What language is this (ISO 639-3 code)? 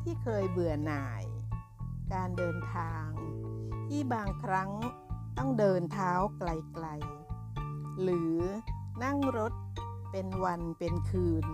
tha